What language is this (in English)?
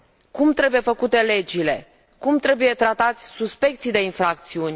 Romanian